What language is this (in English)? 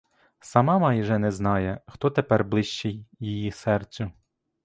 Ukrainian